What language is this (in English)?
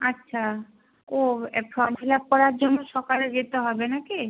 Bangla